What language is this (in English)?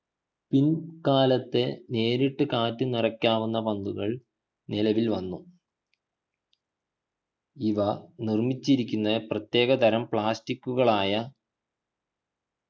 Malayalam